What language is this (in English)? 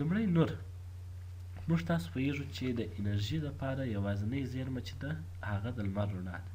French